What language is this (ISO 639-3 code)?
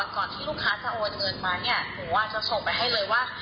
tha